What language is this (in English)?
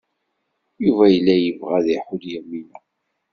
Kabyle